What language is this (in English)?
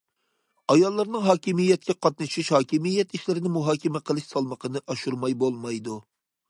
Uyghur